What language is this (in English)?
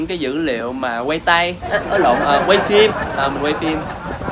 Vietnamese